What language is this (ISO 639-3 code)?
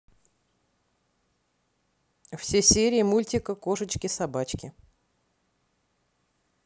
rus